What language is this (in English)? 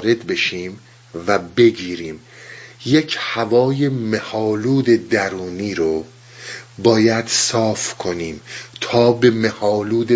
Persian